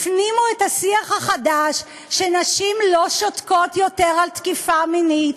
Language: Hebrew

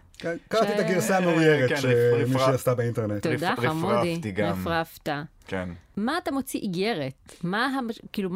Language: Hebrew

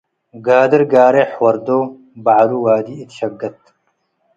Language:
Tigre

